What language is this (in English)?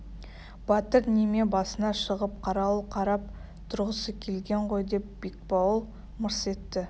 Kazakh